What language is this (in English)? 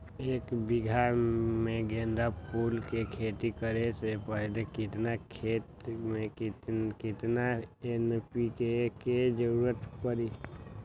Magahi